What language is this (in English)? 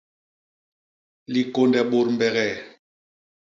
Basaa